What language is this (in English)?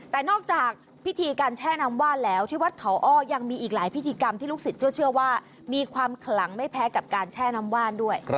Thai